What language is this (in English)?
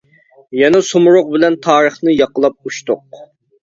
Uyghur